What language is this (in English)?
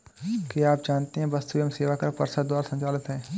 Hindi